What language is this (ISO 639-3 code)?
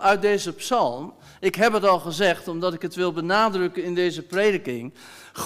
nld